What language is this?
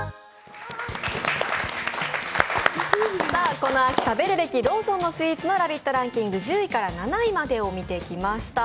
Japanese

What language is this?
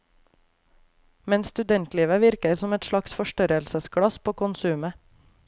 Norwegian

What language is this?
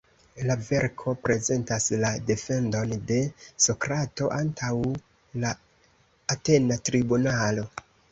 Esperanto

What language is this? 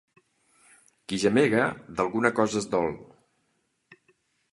Catalan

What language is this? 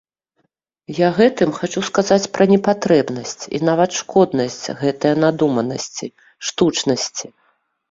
Belarusian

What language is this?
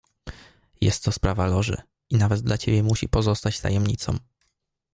Polish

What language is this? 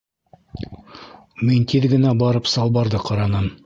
Bashkir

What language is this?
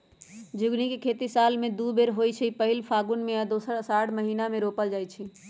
Magahi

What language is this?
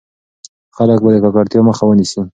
Pashto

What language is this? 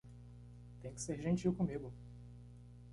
Portuguese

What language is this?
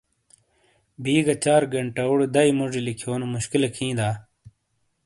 Shina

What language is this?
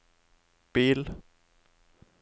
Norwegian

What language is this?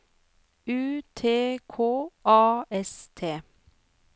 Norwegian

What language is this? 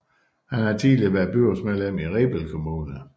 Danish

